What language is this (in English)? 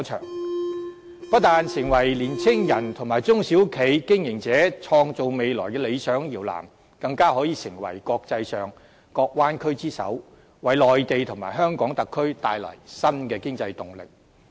Cantonese